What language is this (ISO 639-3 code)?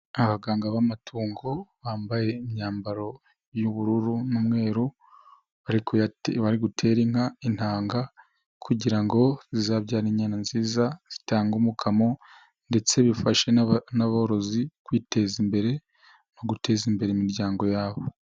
kin